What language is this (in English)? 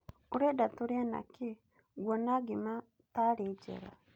Kikuyu